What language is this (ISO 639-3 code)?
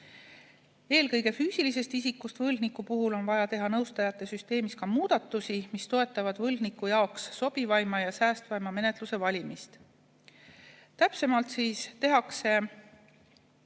est